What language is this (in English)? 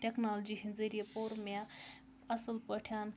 Kashmiri